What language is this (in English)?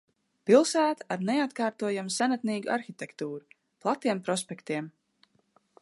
Latvian